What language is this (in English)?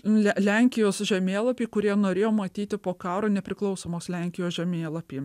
Lithuanian